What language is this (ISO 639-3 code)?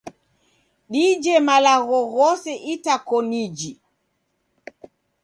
dav